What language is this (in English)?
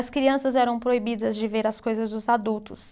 Portuguese